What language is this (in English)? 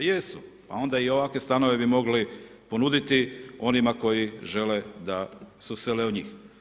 Croatian